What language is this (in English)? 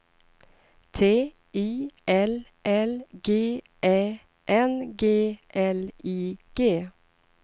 Swedish